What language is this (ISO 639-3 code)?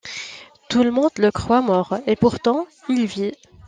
fra